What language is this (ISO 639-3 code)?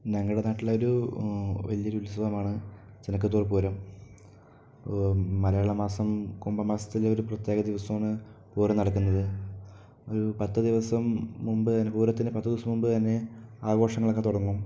mal